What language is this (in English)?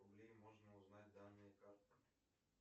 Russian